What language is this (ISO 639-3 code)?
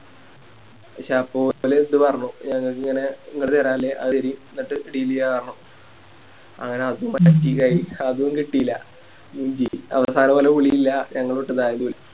mal